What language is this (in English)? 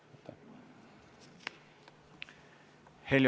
Estonian